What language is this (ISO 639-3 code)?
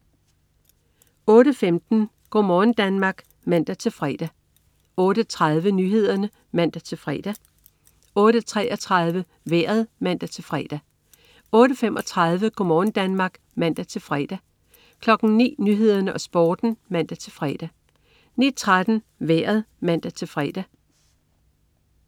dan